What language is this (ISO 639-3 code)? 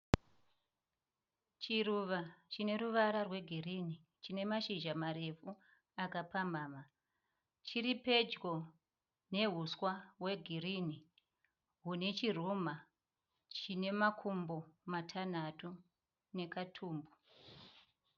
sna